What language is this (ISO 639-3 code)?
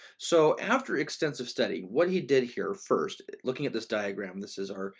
eng